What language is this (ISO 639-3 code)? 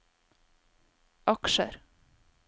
nor